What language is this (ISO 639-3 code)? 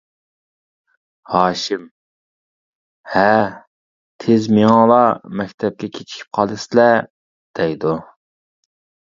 uig